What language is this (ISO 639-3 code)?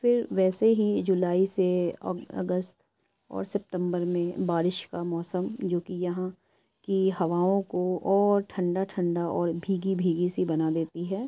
urd